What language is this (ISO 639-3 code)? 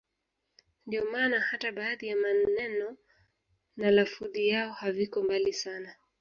swa